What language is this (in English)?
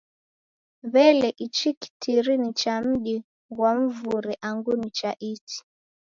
Taita